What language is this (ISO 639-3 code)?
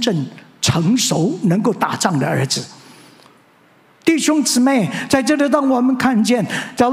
zho